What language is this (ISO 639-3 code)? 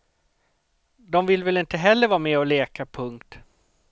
swe